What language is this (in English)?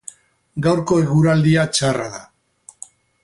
Basque